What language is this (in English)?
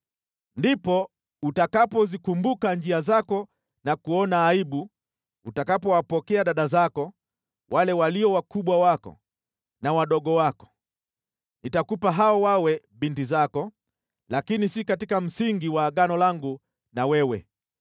Swahili